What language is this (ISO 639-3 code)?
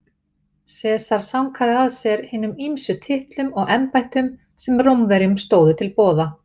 isl